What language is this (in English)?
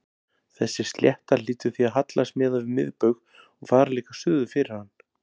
Icelandic